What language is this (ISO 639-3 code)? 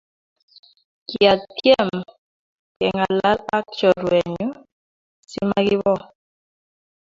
kln